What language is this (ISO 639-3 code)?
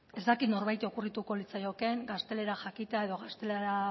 eus